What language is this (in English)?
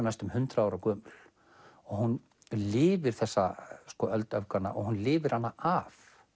Icelandic